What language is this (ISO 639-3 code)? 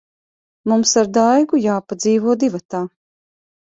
lav